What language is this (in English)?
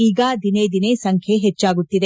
Kannada